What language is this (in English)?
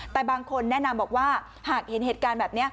Thai